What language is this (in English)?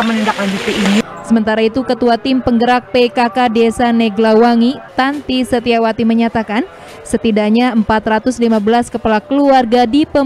Indonesian